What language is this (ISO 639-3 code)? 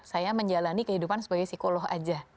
ind